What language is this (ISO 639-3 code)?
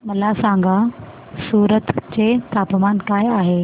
mar